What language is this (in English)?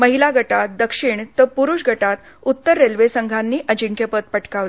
Marathi